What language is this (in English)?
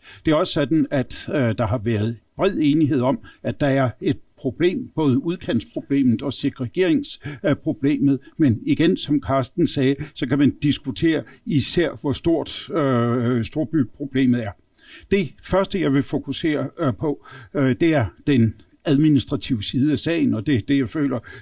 Danish